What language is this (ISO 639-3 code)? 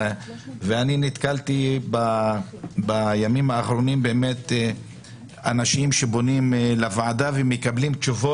heb